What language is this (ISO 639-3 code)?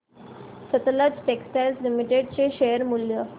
mar